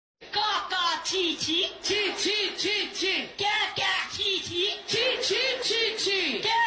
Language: Portuguese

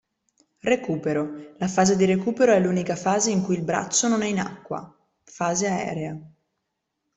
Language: Italian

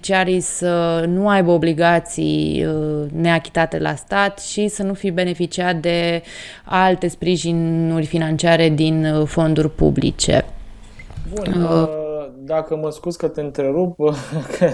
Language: Romanian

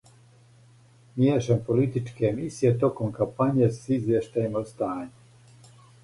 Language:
Serbian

